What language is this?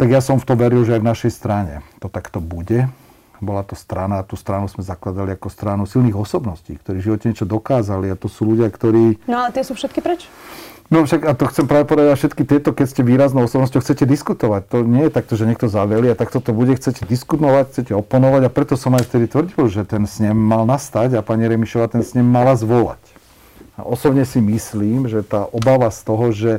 Slovak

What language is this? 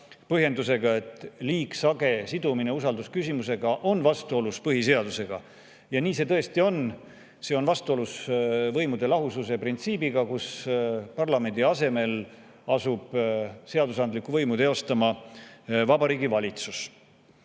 Estonian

